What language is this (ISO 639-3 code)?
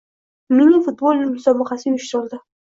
uzb